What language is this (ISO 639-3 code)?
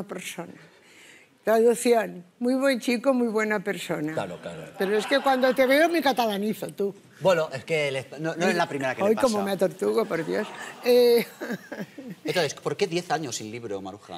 spa